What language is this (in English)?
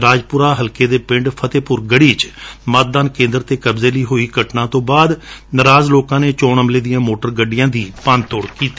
Punjabi